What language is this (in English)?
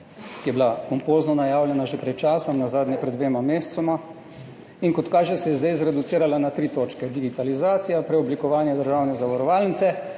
Slovenian